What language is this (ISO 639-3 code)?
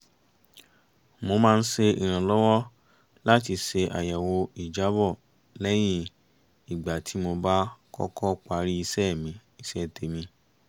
yor